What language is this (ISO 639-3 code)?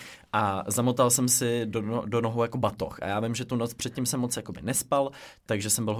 ces